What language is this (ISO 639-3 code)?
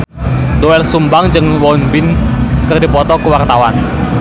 sun